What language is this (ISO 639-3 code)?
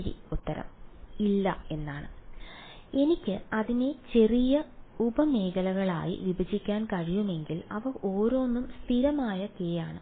mal